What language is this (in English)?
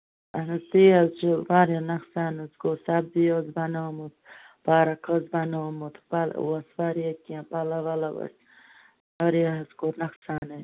Kashmiri